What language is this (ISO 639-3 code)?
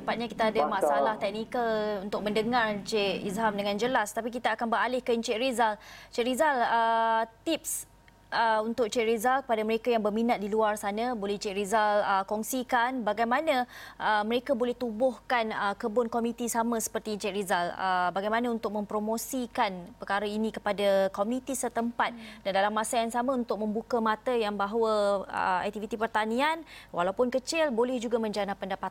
msa